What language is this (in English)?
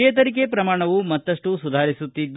Kannada